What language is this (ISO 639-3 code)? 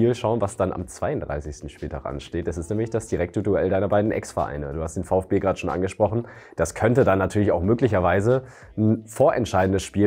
deu